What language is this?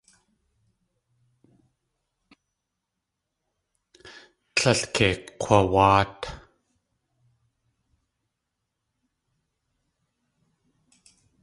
Tlingit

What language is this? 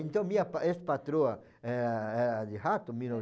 Portuguese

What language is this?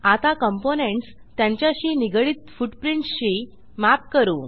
Marathi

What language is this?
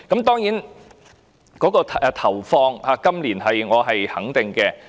Cantonese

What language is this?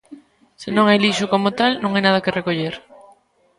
Galician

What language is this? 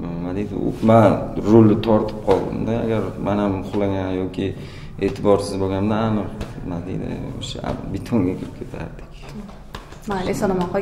Turkish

